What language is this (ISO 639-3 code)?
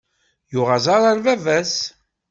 kab